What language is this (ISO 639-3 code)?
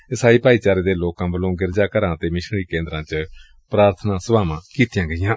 pan